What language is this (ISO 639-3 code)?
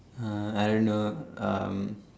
eng